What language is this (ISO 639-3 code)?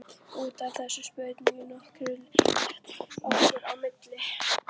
isl